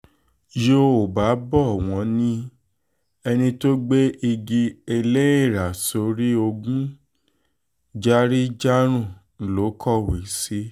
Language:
Yoruba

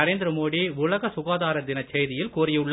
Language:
Tamil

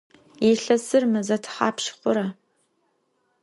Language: Adyghe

